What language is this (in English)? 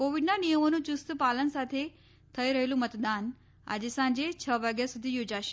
Gujarati